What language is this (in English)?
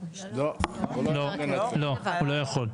Hebrew